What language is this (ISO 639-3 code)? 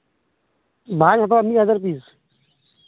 sat